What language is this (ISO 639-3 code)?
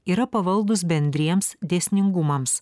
lit